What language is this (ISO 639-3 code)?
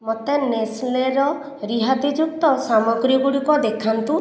ori